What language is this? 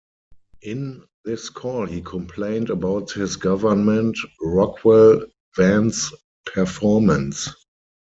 English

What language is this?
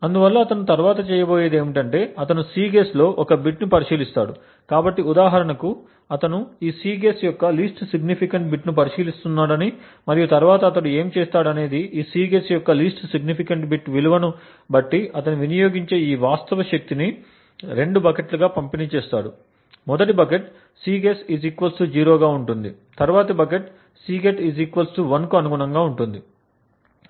Telugu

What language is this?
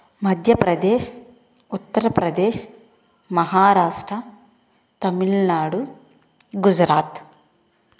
Telugu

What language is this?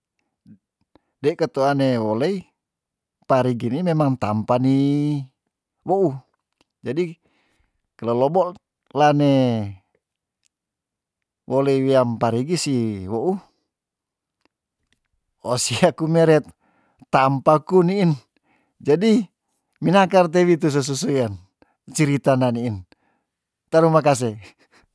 Tondano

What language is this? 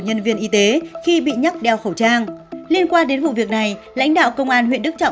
Vietnamese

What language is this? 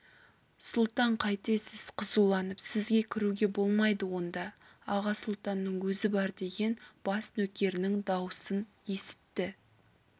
Kazakh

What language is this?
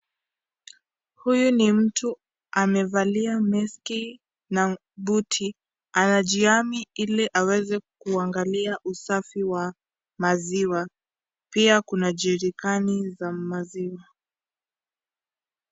Swahili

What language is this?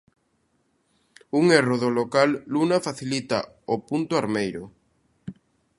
Galician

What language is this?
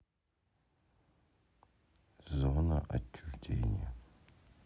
Russian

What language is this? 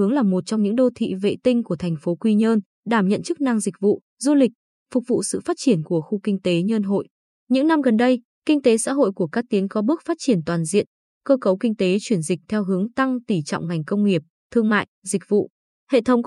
Vietnamese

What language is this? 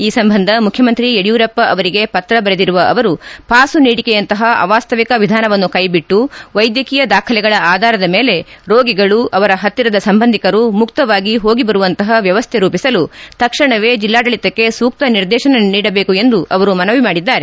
Kannada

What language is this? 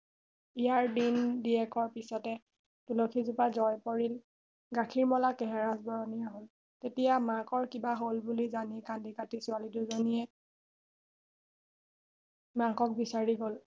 Assamese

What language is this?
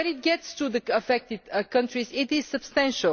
English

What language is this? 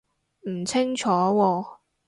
Cantonese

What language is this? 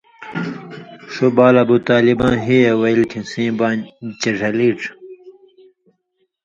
Indus Kohistani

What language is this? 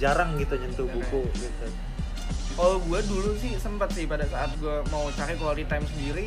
Indonesian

